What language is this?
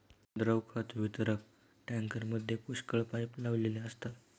Marathi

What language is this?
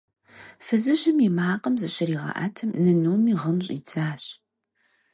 Kabardian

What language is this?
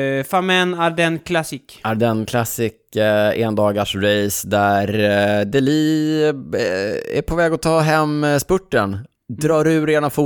Swedish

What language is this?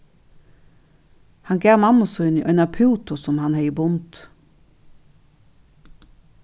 Faroese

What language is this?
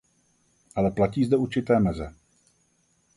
Czech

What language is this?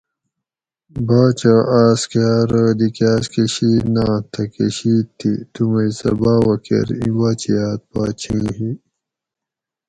Gawri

